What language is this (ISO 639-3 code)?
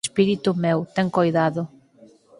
glg